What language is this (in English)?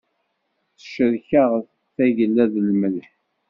Kabyle